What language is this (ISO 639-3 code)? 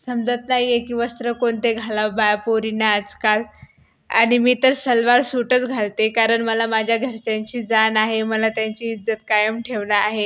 mar